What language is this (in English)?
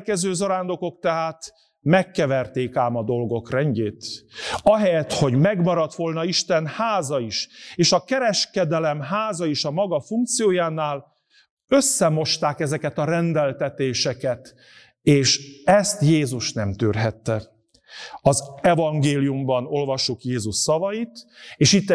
Hungarian